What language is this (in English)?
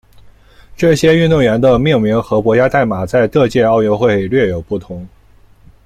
Chinese